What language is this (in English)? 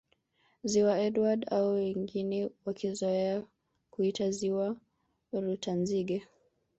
Swahili